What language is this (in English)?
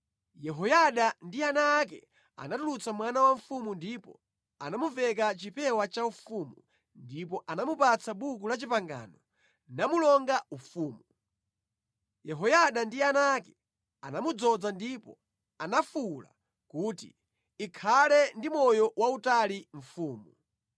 Nyanja